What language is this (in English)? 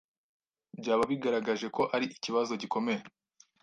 Kinyarwanda